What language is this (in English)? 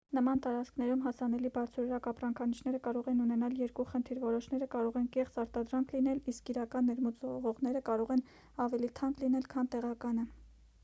Armenian